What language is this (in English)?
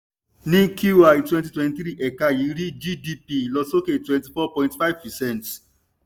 Yoruba